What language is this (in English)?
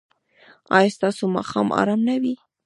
Pashto